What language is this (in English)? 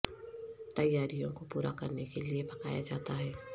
Urdu